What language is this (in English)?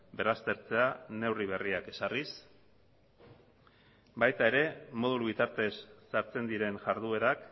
Basque